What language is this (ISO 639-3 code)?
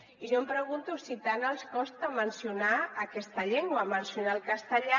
cat